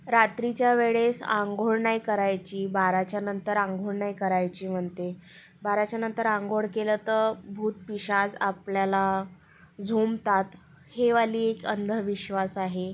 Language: Marathi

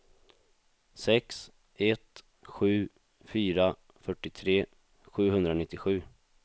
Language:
Swedish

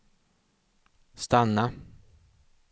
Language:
Swedish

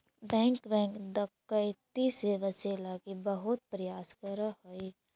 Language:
Magahi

